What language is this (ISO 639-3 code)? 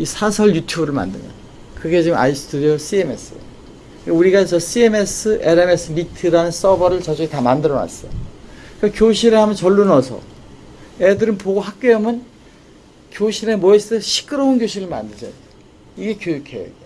kor